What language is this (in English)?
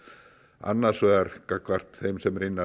Icelandic